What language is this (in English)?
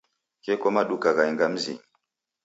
Taita